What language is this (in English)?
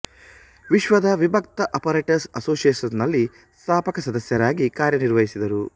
Kannada